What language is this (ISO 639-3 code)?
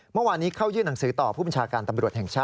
tha